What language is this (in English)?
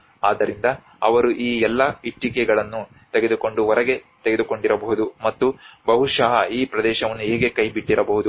Kannada